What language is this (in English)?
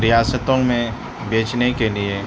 Urdu